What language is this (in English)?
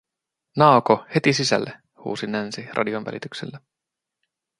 Finnish